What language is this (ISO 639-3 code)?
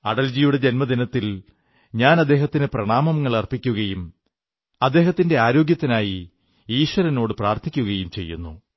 mal